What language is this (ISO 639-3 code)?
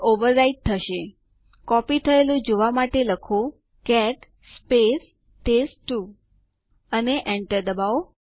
guj